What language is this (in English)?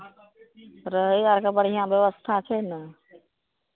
Maithili